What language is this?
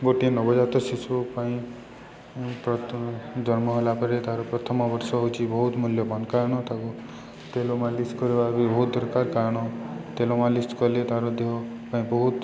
Odia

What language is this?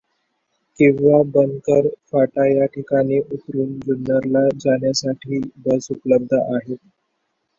Marathi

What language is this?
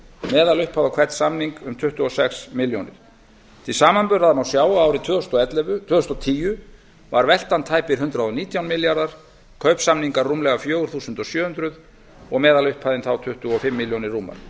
Icelandic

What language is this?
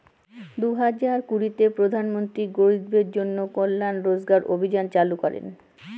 Bangla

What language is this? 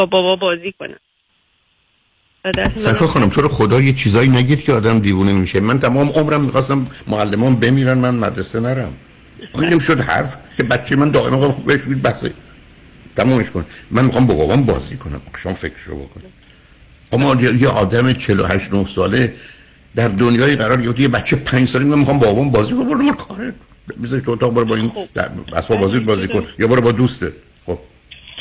Persian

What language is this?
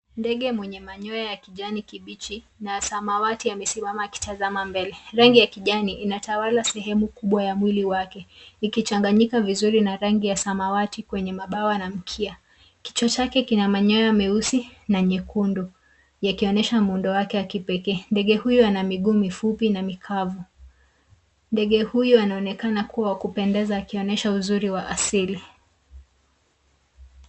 Swahili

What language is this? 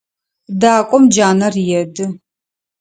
Adyghe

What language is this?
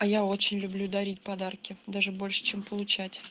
Russian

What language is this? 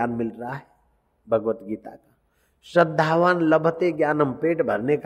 Hindi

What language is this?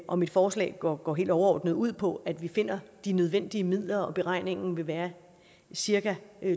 Danish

